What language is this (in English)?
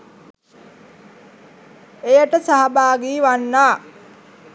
Sinhala